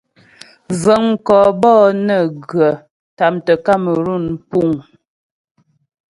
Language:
Ghomala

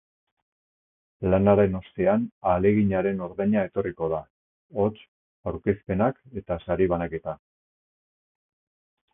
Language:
Basque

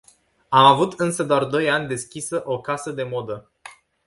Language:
Romanian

